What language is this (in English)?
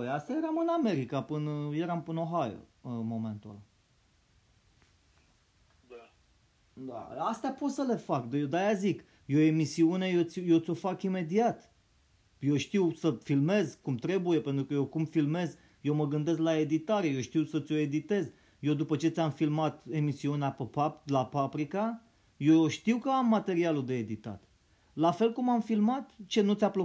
Romanian